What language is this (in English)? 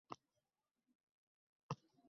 Uzbek